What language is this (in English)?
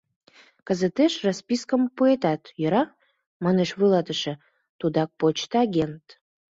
Mari